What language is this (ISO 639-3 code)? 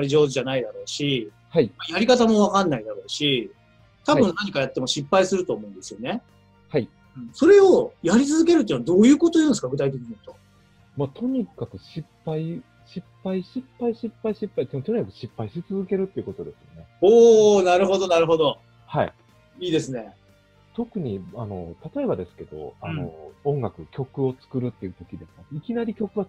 jpn